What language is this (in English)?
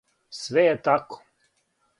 Serbian